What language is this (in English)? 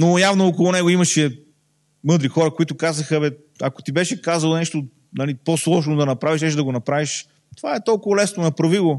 Bulgarian